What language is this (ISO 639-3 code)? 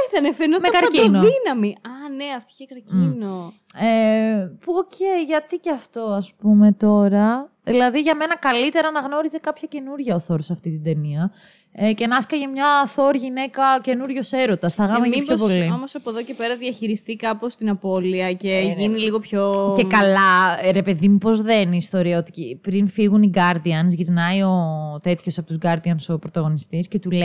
ell